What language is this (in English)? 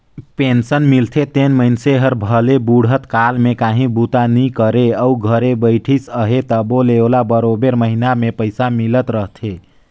Chhattisgarhi